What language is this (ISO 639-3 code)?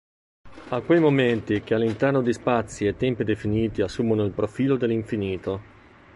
ita